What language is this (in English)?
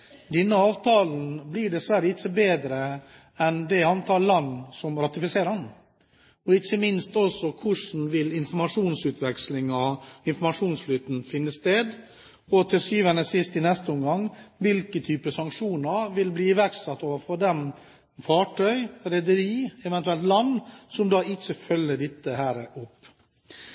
Norwegian Bokmål